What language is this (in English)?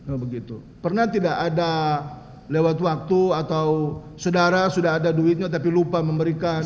Indonesian